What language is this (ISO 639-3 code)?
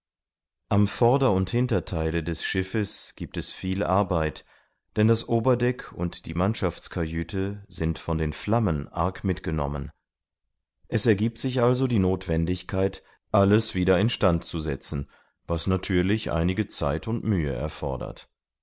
deu